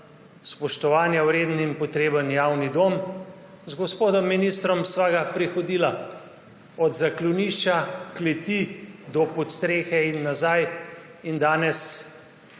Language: Slovenian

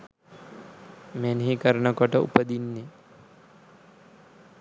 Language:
Sinhala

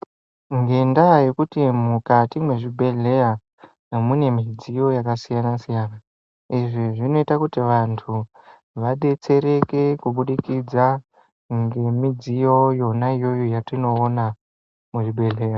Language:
Ndau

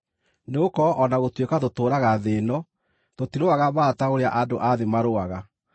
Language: Kikuyu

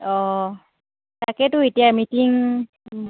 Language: Assamese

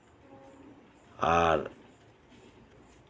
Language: Santali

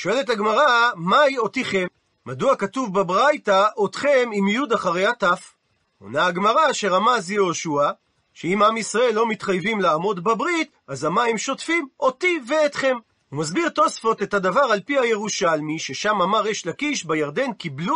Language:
Hebrew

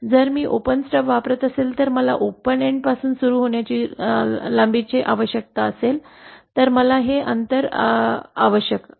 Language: Marathi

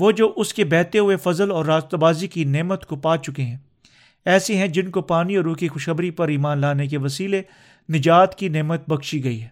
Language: Urdu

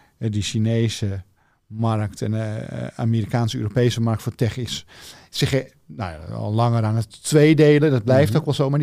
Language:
Dutch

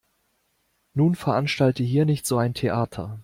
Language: German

